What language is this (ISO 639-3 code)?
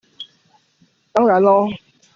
zho